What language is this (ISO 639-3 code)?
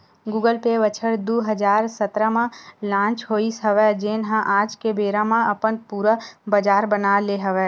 hne